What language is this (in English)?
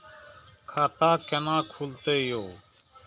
Maithili